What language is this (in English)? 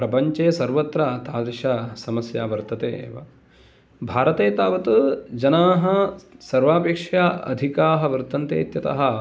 Sanskrit